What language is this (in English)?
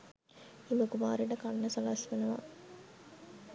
Sinhala